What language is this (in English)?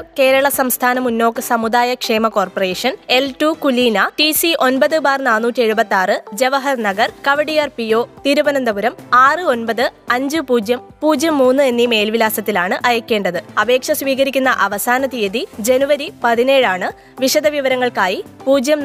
Malayalam